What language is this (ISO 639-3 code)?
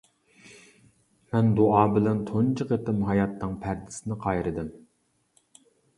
uig